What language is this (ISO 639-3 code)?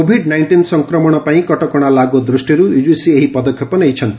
ori